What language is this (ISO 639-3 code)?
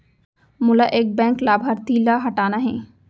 hne